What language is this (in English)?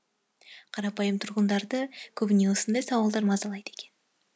Kazakh